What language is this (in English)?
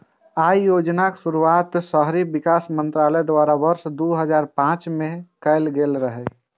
Maithili